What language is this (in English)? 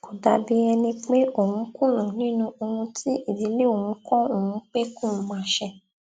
Yoruba